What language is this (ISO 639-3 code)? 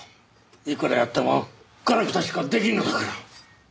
jpn